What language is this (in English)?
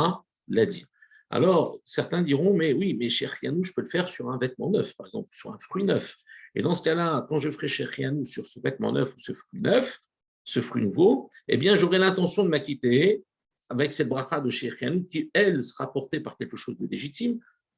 French